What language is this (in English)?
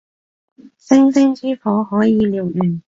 Cantonese